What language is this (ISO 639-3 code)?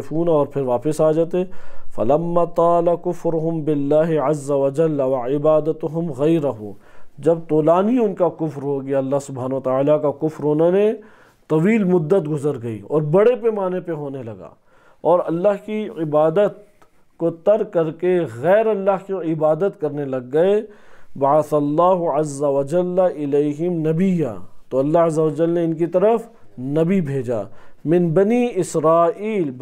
ara